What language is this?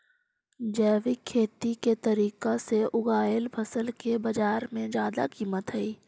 Magahi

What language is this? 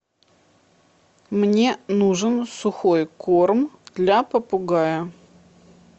Russian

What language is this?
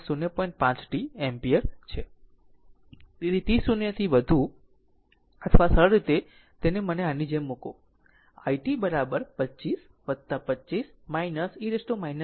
Gujarati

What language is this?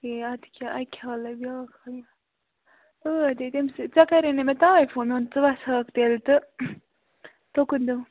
Kashmiri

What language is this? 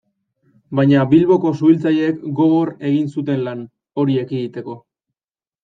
Basque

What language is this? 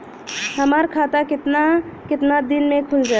Bhojpuri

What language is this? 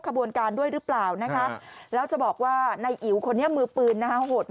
Thai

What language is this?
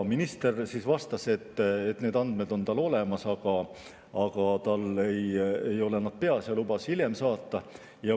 Estonian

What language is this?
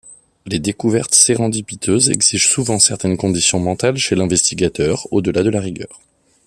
French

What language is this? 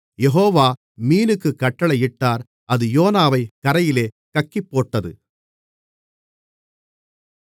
Tamil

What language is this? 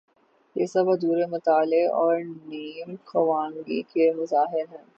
Urdu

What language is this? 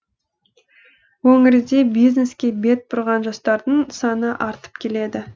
Kazakh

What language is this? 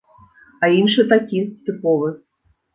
Belarusian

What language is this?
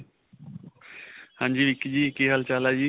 Punjabi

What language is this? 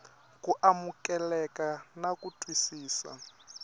Tsonga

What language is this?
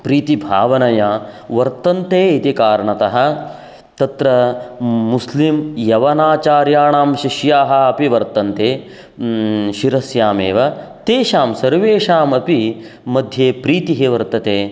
Sanskrit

